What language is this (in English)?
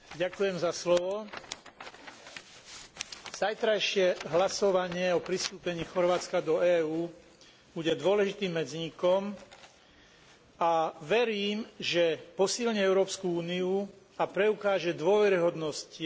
Slovak